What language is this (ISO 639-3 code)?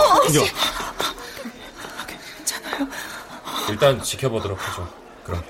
kor